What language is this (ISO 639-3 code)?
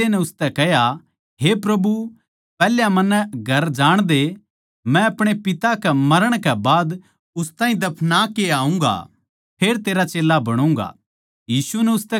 bgc